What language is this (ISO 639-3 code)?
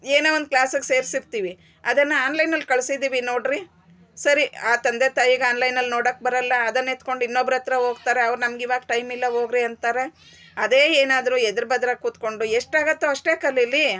kan